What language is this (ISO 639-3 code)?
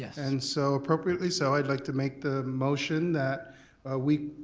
eng